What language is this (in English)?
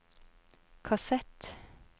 Norwegian